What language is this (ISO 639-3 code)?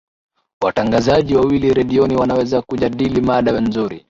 swa